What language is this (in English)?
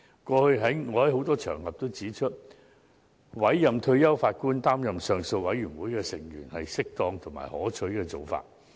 Cantonese